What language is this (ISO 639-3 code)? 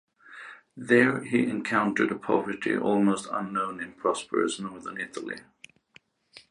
eng